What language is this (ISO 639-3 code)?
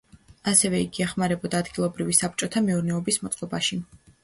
kat